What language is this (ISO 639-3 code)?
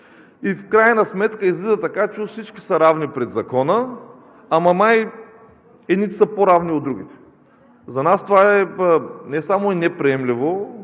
bul